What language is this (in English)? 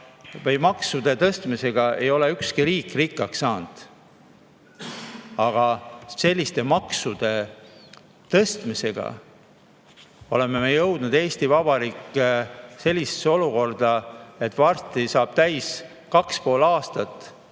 Estonian